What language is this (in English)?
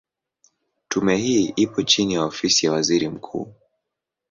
Swahili